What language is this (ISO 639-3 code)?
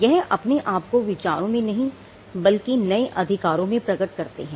hin